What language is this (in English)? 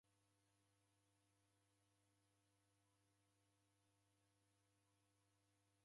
Taita